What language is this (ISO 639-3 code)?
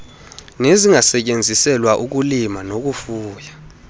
xho